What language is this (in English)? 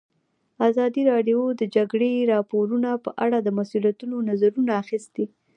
Pashto